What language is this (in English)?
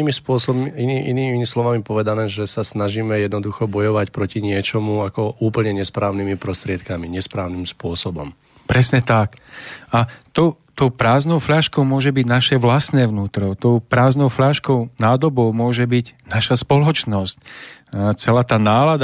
Slovak